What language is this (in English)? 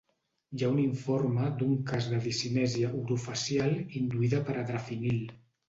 Catalan